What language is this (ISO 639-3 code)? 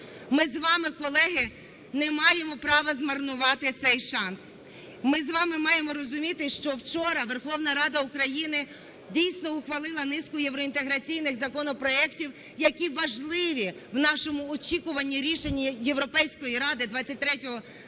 ukr